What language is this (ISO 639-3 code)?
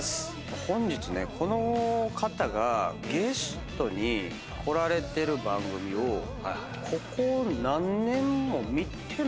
jpn